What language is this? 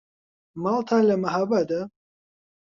Central Kurdish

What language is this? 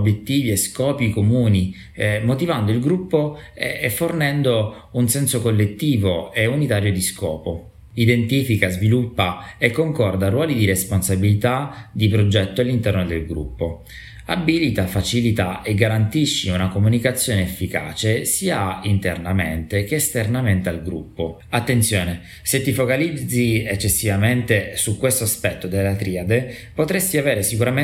Italian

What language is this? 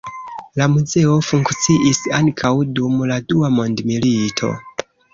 Esperanto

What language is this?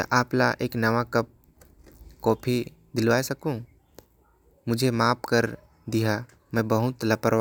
Korwa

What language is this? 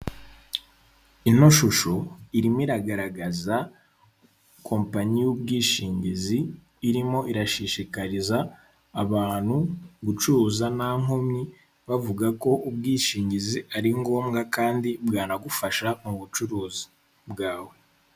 Kinyarwanda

